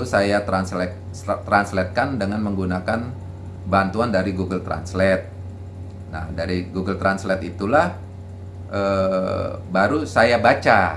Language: Indonesian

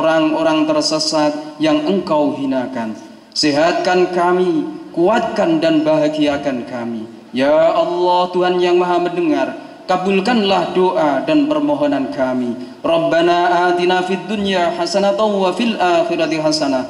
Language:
Indonesian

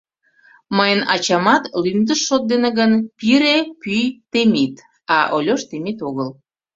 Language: Mari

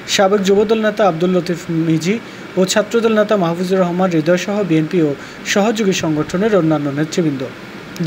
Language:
Bangla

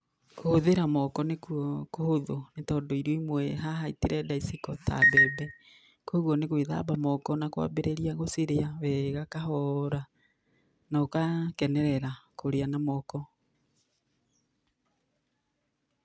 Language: Kikuyu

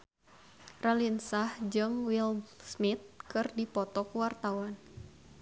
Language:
Sundanese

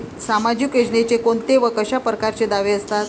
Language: Marathi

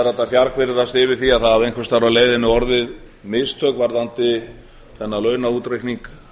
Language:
Icelandic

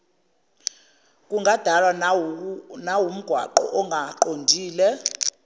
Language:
Zulu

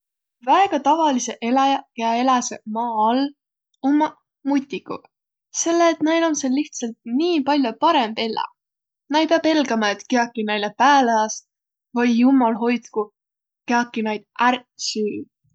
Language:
Võro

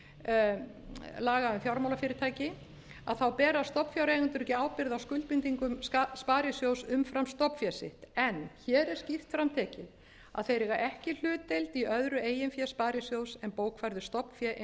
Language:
Icelandic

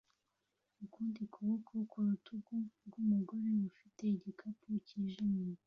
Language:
Kinyarwanda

